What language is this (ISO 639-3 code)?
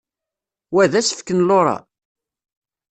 kab